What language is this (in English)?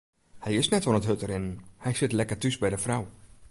Western Frisian